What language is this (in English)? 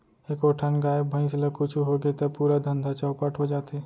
Chhattisgarhi